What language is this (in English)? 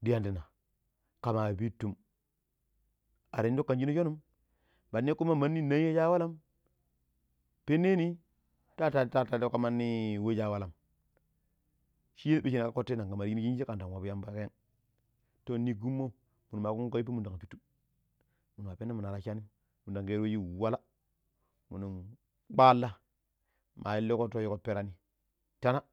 Pero